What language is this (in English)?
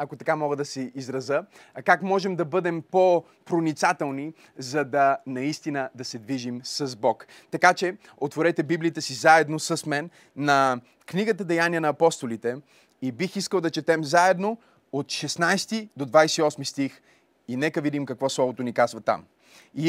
Bulgarian